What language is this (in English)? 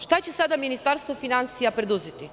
Serbian